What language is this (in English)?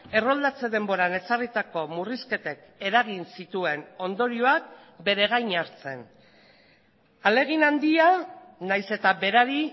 Basque